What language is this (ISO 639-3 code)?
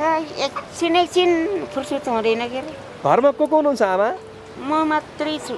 ron